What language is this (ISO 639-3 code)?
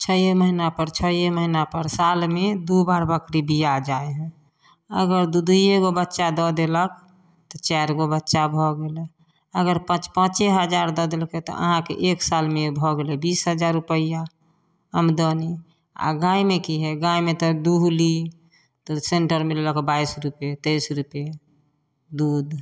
mai